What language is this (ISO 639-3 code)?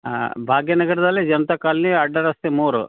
kan